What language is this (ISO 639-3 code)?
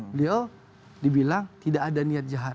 ind